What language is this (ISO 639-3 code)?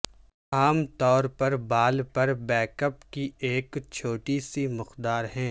urd